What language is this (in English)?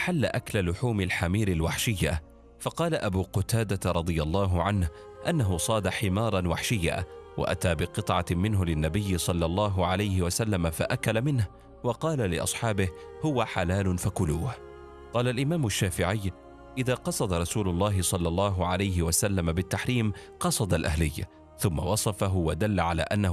Arabic